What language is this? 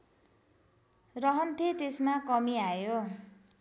Nepali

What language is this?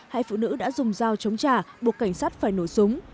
Vietnamese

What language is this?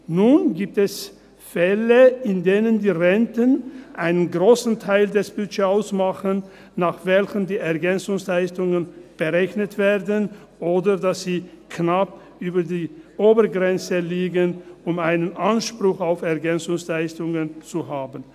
Swiss German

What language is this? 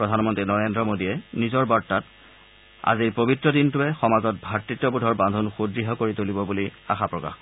Assamese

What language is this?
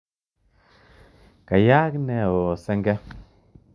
Kalenjin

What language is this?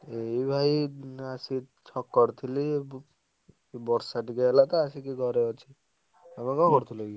Odia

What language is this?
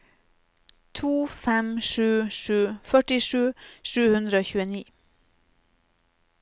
Norwegian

